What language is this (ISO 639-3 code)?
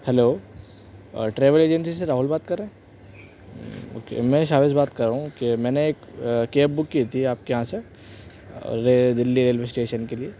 urd